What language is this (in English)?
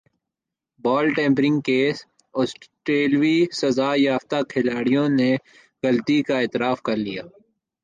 Urdu